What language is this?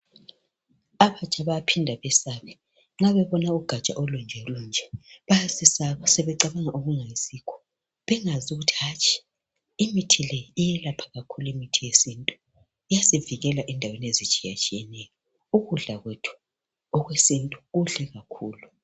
North Ndebele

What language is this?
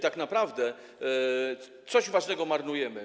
Polish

